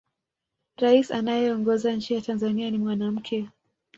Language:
Swahili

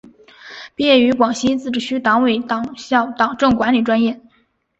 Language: Chinese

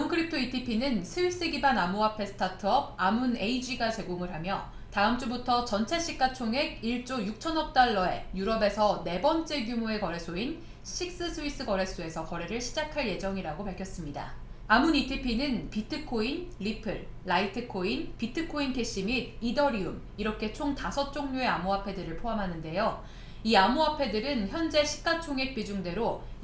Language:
Korean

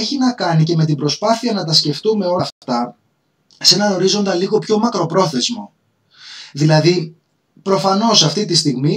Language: Greek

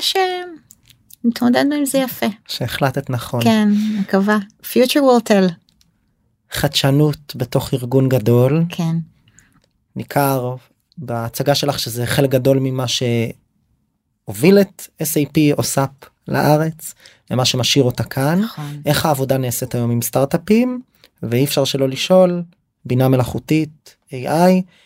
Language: Hebrew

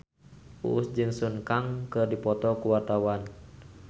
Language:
Sundanese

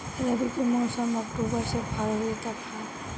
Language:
Bhojpuri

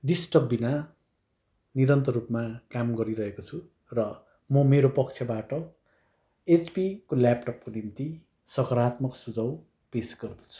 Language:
Nepali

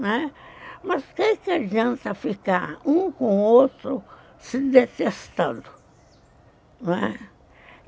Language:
Portuguese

